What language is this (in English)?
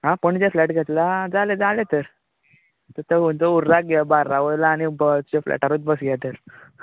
Konkani